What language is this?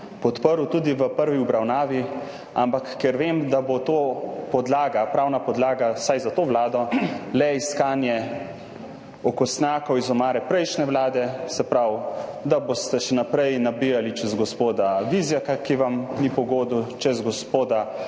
Slovenian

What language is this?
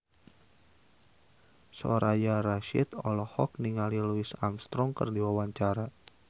Sundanese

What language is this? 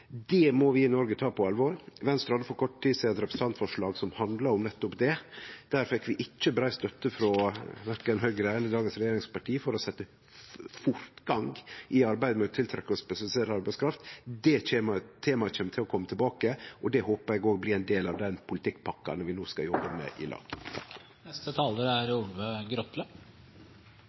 Norwegian Nynorsk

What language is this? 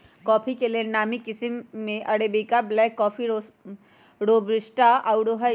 Magahi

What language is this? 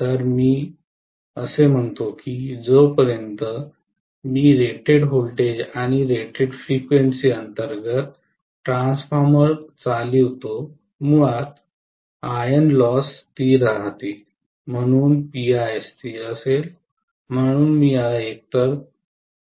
Marathi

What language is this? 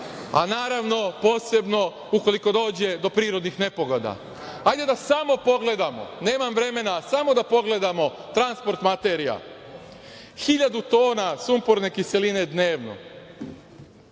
Serbian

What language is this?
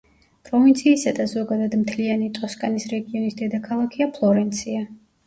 Georgian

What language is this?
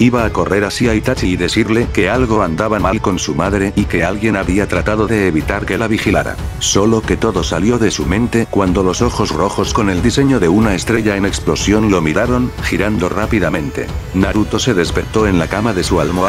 Spanish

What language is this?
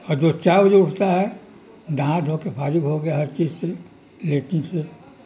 Urdu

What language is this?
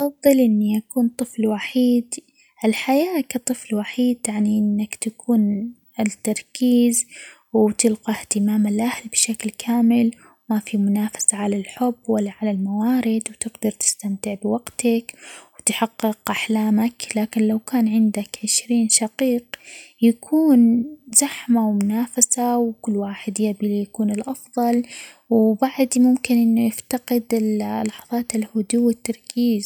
Omani Arabic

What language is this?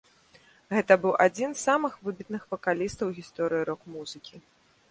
Belarusian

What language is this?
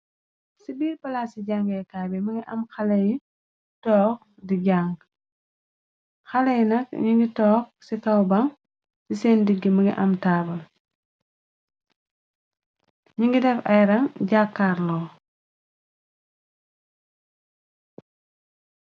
Wolof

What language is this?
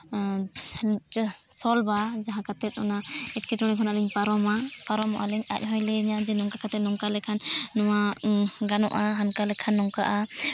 Santali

